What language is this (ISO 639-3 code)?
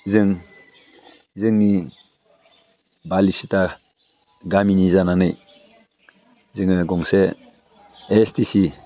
brx